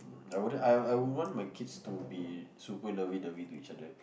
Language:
English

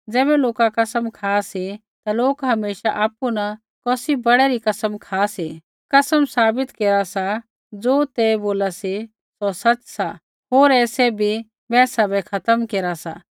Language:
Kullu Pahari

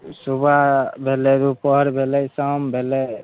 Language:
Maithili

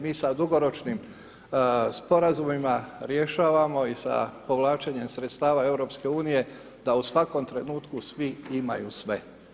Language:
Croatian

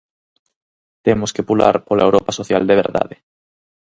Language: Galician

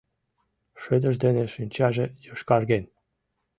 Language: Mari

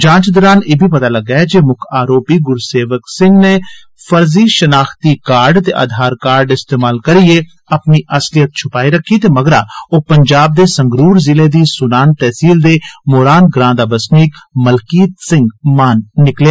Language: Dogri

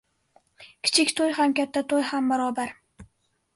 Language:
Uzbek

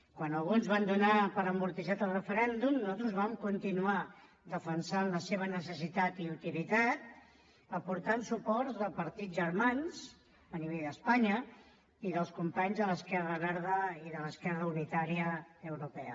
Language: Catalan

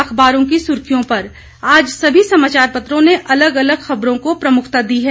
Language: Hindi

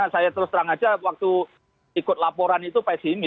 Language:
Indonesian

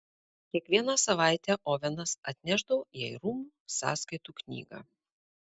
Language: Lithuanian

